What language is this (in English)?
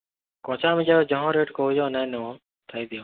Odia